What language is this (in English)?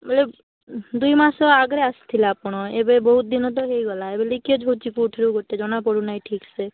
Odia